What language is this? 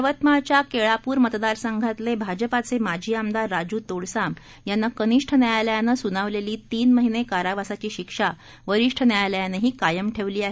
Marathi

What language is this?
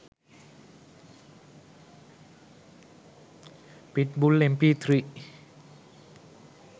Sinhala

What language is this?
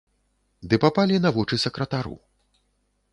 Belarusian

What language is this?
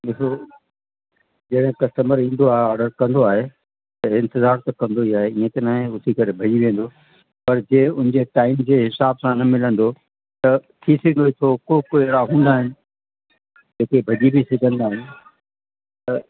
Sindhi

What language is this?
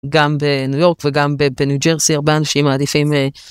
Hebrew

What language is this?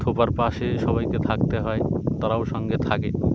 Bangla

